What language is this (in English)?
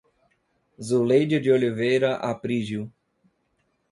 Portuguese